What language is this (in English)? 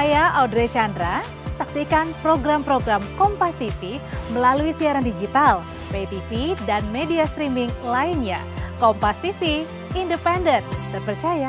Indonesian